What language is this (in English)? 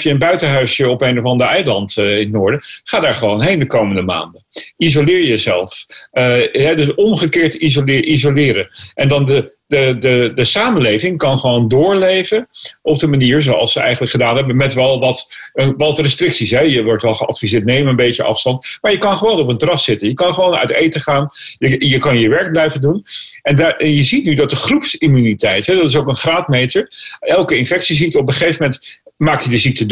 Dutch